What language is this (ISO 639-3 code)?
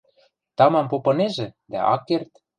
mrj